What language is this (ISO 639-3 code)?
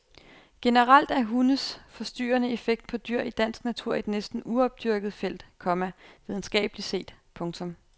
dan